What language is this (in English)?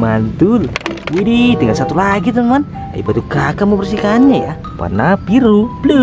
Indonesian